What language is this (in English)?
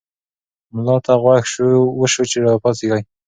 Pashto